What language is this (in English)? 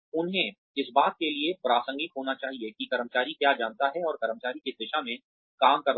Hindi